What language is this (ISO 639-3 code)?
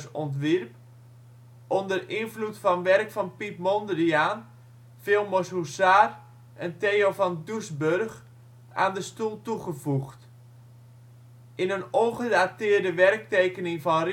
nld